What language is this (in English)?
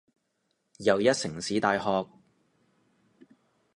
Cantonese